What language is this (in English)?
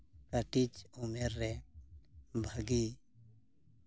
Santali